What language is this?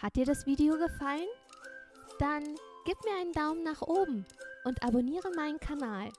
German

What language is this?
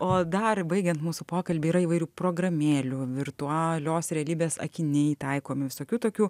Lithuanian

